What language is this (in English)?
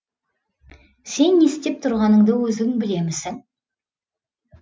Kazakh